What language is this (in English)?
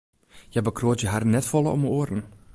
Western Frisian